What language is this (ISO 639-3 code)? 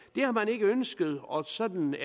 dan